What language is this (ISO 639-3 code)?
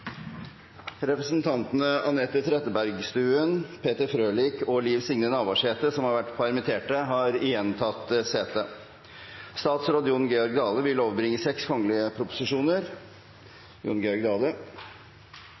nno